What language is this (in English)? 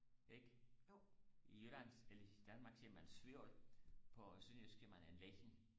Danish